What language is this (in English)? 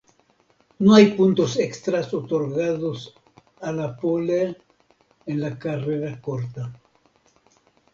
Spanish